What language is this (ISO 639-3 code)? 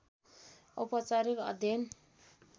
nep